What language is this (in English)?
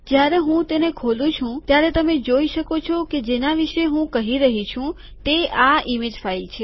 Gujarati